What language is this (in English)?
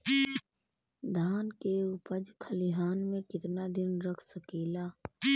Bhojpuri